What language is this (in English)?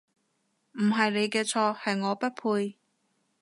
Cantonese